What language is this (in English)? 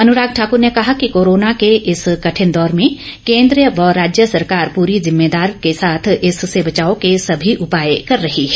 Hindi